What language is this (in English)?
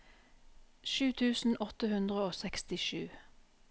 Norwegian